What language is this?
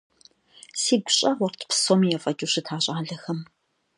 Kabardian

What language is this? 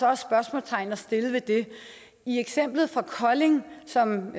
Danish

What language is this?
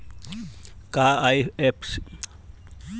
Bhojpuri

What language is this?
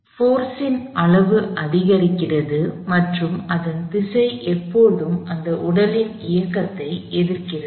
Tamil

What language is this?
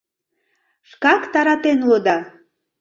Mari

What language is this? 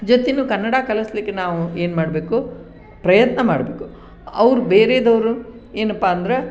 Kannada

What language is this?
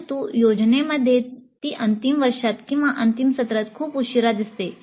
Marathi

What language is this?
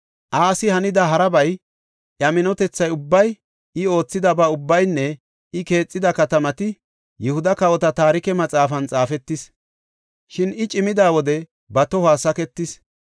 Gofa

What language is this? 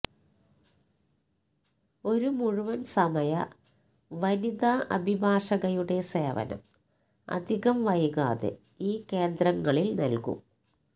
Malayalam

